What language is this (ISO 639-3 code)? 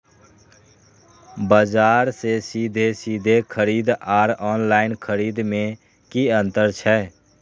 mai